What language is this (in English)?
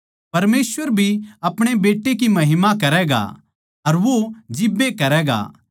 Haryanvi